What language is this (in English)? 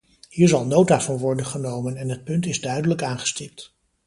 Dutch